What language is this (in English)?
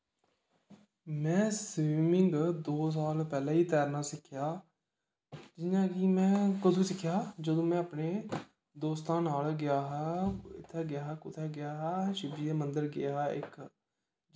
Dogri